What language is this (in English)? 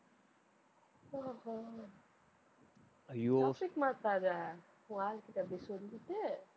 Tamil